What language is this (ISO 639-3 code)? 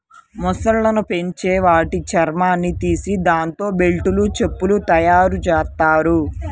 tel